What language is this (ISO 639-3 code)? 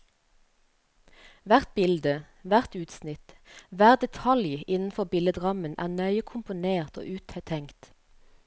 nor